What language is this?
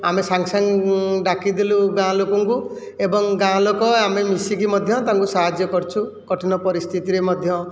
Odia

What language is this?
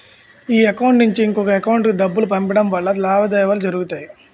Telugu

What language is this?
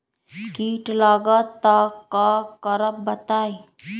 Magahi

